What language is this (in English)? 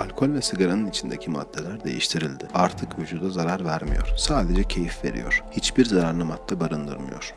Turkish